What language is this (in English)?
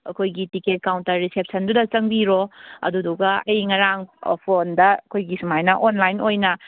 Manipuri